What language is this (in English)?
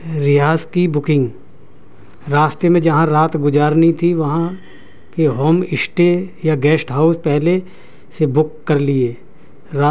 Urdu